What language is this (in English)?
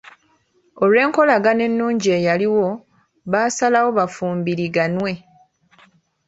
Ganda